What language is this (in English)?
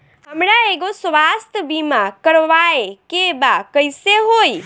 Bhojpuri